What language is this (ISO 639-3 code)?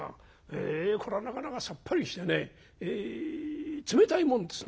jpn